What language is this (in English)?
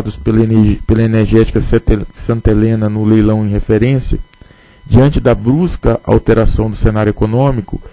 Portuguese